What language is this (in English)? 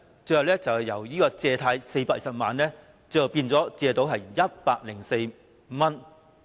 Cantonese